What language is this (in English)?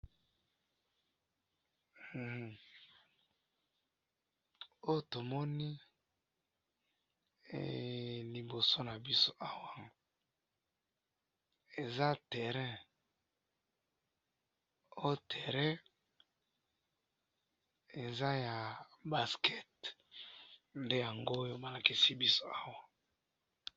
Lingala